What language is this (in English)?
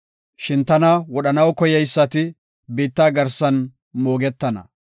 Gofa